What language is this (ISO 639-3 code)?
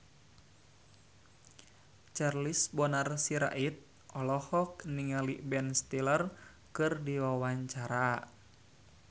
sun